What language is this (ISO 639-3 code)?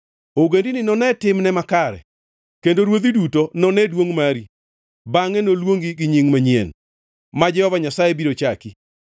luo